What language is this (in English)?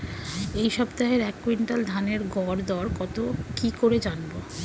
Bangla